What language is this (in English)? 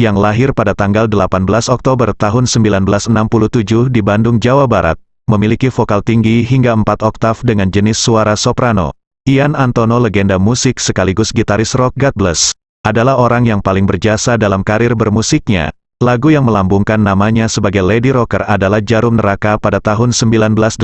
Indonesian